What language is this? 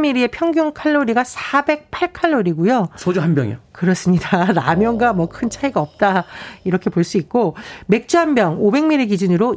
Korean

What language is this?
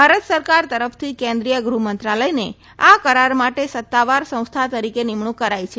Gujarati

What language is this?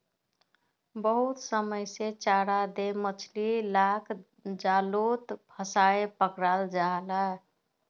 Magahi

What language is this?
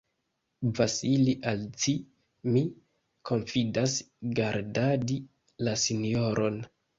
Esperanto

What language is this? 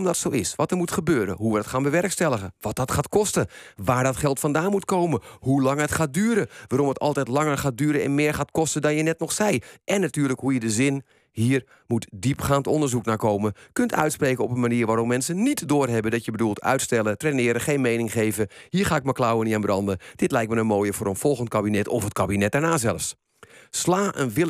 Dutch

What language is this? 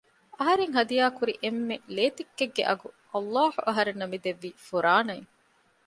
Divehi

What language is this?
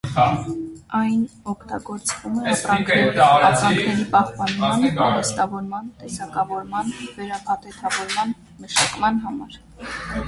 Armenian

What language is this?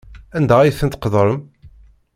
Kabyle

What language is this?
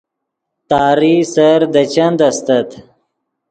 Yidgha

